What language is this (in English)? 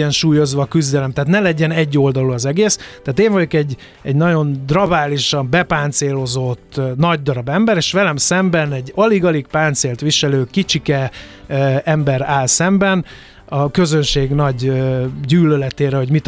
Hungarian